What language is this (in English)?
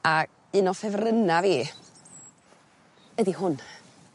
Welsh